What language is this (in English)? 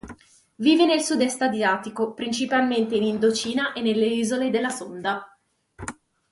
Italian